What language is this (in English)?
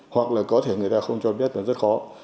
Vietnamese